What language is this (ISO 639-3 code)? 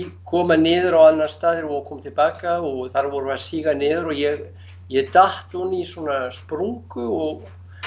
isl